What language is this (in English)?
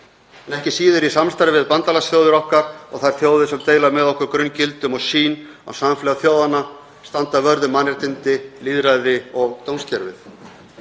Icelandic